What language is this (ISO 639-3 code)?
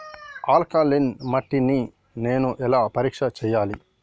tel